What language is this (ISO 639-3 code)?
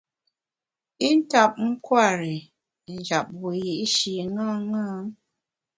bax